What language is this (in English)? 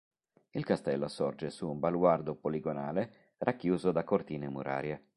Italian